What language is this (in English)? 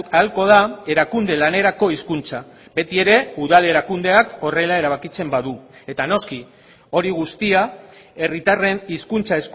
Basque